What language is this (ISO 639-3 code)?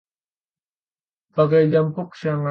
ind